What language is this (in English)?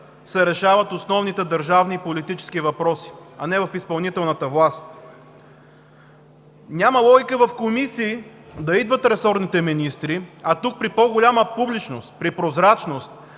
Bulgarian